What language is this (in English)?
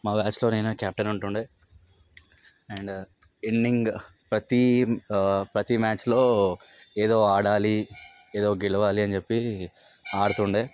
Telugu